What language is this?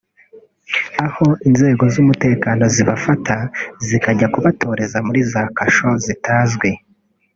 Kinyarwanda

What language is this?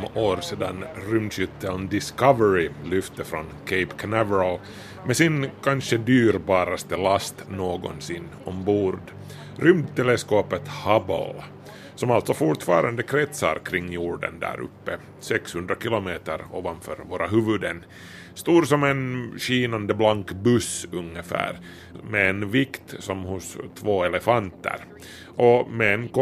Swedish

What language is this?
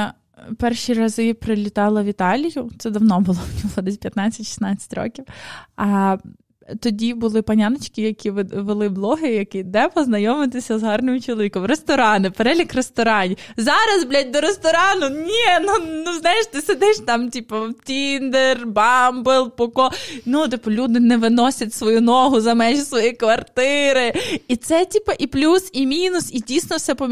Ukrainian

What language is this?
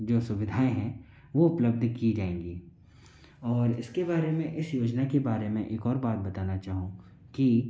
Hindi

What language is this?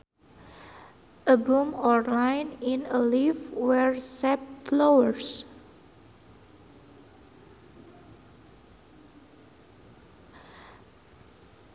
Sundanese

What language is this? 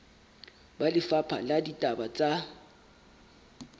Southern Sotho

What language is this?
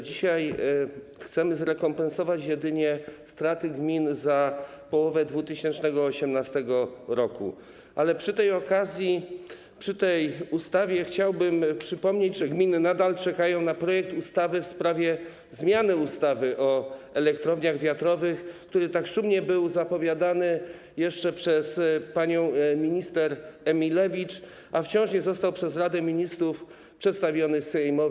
Polish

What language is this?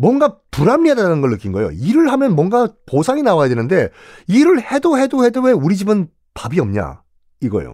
Korean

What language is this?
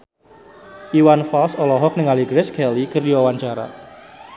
Sundanese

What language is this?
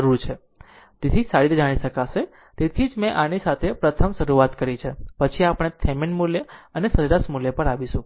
Gujarati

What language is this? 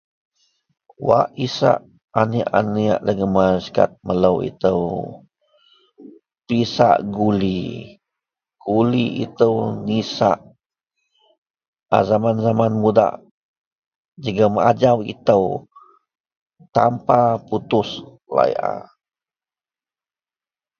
Central Melanau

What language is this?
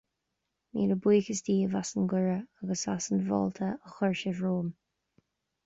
Irish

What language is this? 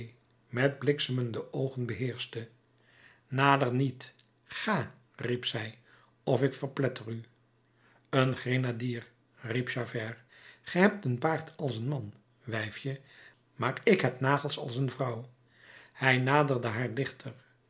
Dutch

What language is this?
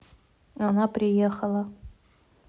Russian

